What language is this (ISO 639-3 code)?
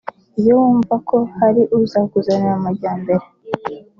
kin